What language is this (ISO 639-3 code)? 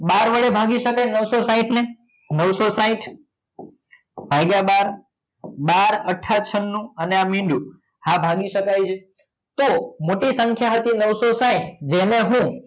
guj